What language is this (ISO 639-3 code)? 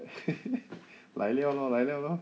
eng